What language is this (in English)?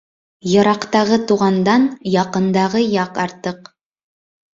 Bashkir